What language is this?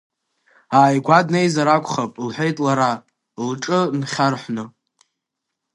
Abkhazian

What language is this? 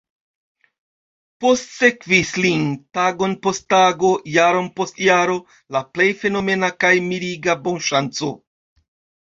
Esperanto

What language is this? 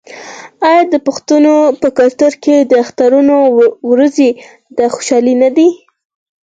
Pashto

